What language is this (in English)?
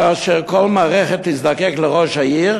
Hebrew